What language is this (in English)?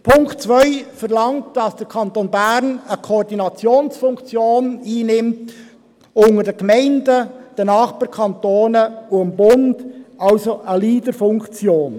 Swiss German